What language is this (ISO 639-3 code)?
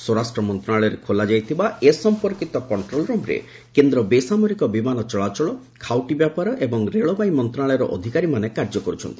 ori